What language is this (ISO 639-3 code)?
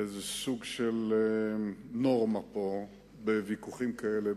heb